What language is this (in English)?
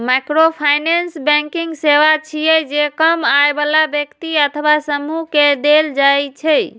Maithili